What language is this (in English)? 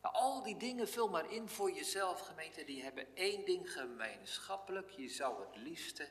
Dutch